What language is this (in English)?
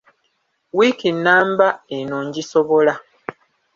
Ganda